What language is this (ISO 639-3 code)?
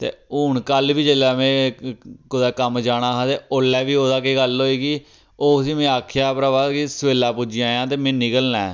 doi